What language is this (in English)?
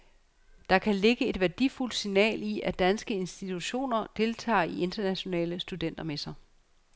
Danish